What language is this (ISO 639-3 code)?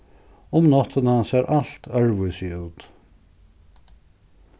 fao